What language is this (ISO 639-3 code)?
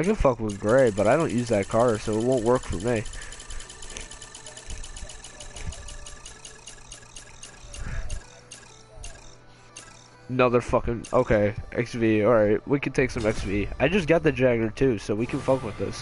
eng